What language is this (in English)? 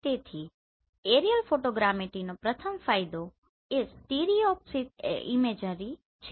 Gujarati